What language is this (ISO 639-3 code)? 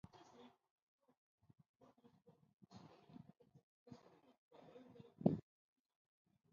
tam